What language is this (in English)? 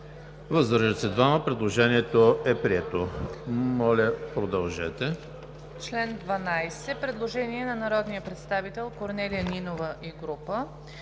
Bulgarian